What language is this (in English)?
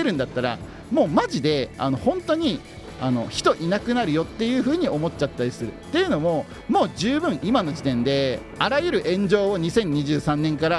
Japanese